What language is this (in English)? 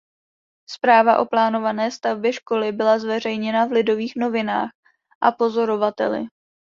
Czech